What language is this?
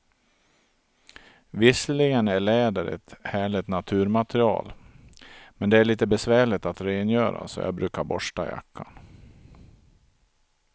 Swedish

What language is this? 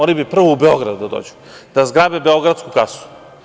Serbian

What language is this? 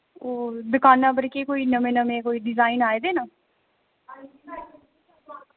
Dogri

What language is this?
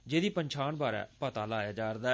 Dogri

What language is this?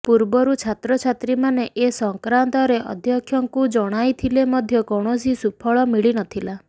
Odia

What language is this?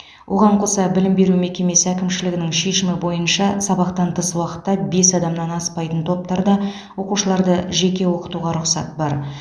Kazakh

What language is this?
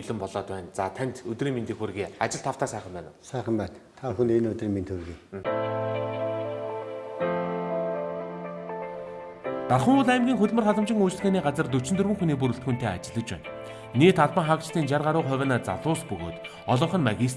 Korean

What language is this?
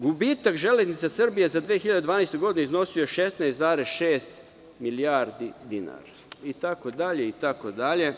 Serbian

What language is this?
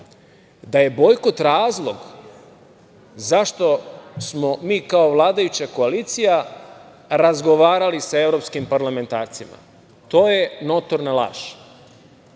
Serbian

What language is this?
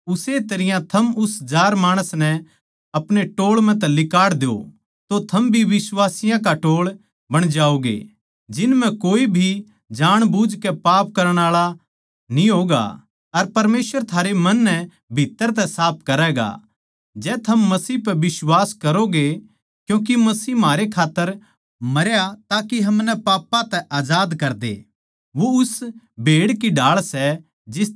Haryanvi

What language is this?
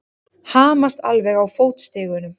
Icelandic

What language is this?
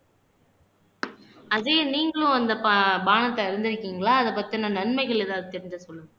Tamil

